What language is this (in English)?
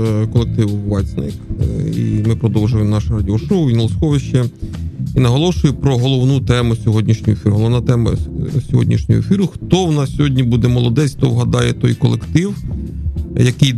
Ukrainian